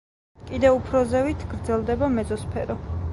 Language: Georgian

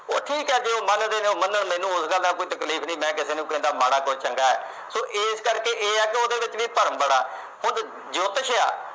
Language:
Punjabi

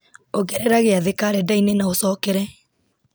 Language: Kikuyu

